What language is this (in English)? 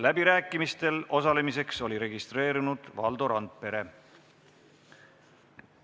Estonian